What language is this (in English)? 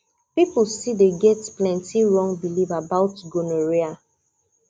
Nigerian Pidgin